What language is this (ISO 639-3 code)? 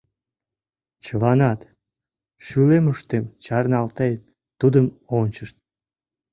chm